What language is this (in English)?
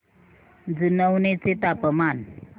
Marathi